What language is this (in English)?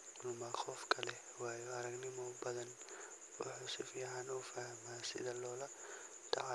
Somali